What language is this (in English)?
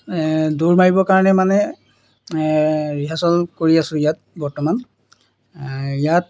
Assamese